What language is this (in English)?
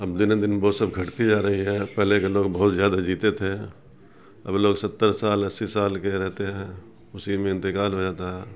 Urdu